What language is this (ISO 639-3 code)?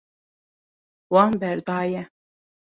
kur